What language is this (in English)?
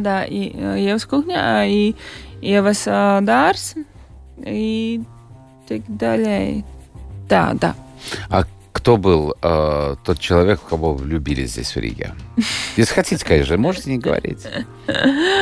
Russian